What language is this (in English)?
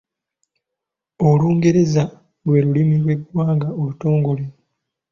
Ganda